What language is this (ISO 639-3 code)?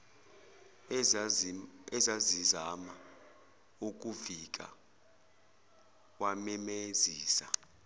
zul